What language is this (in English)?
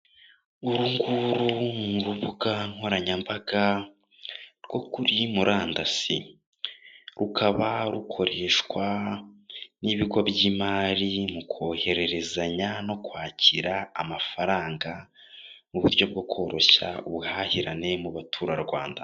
Kinyarwanda